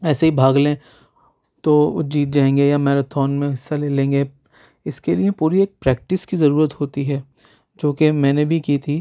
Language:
Urdu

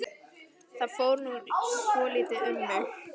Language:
Icelandic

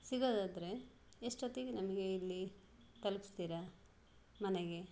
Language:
Kannada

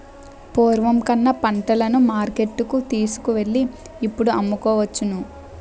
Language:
Telugu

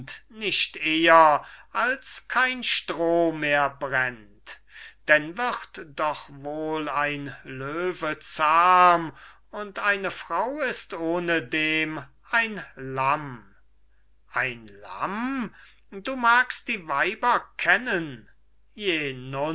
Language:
German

